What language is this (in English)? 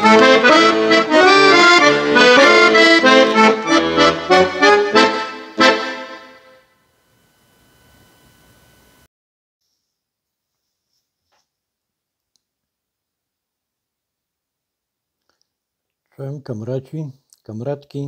Polish